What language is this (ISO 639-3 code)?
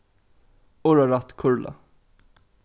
fao